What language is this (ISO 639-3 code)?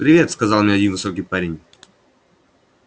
rus